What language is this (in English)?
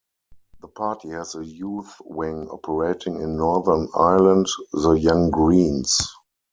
English